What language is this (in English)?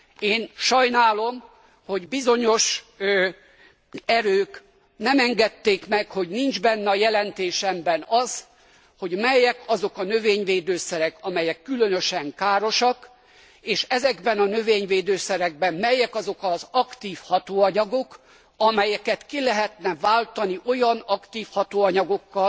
Hungarian